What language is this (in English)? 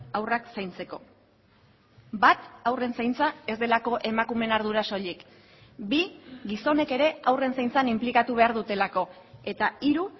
Basque